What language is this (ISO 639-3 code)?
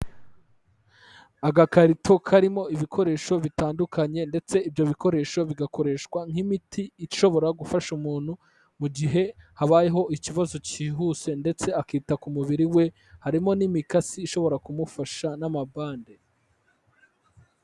kin